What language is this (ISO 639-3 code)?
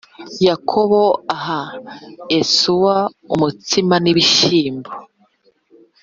kin